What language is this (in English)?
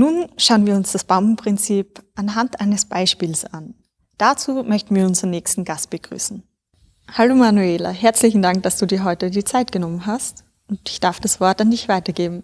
German